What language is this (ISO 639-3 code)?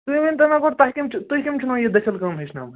kas